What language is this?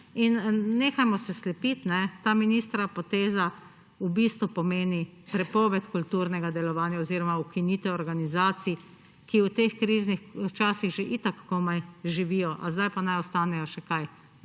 Slovenian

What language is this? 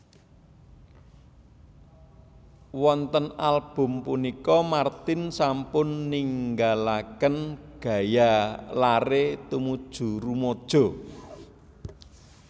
Javanese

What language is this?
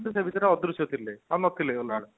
Odia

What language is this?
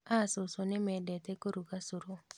Kikuyu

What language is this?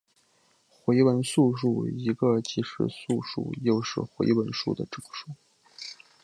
Chinese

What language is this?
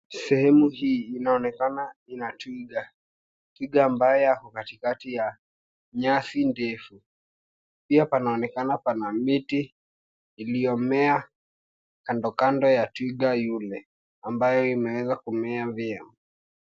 Swahili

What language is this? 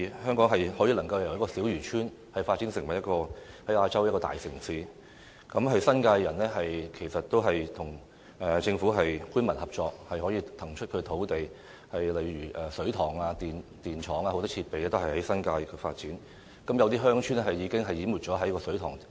Cantonese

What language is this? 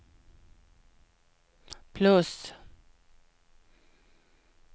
Swedish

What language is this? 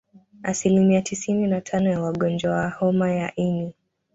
Swahili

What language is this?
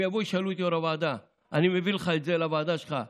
Hebrew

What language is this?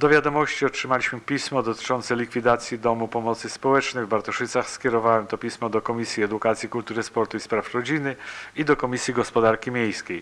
Polish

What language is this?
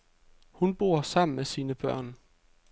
Danish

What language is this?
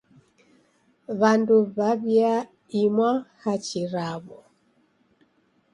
Taita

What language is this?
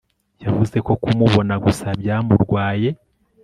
Kinyarwanda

